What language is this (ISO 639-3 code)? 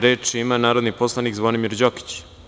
srp